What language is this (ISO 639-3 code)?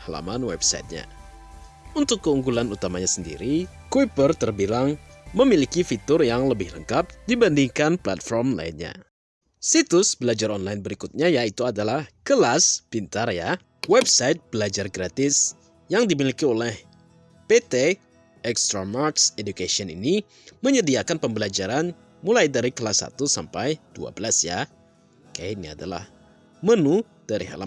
ind